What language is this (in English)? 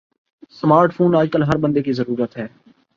Urdu